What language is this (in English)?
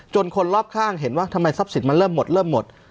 Thai